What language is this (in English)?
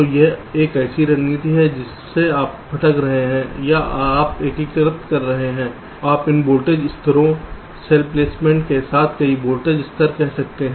Hindi